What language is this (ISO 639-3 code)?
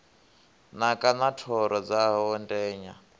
ven